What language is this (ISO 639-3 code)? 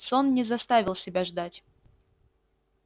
rus